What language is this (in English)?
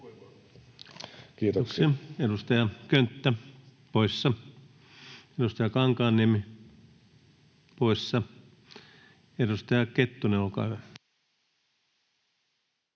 Finnish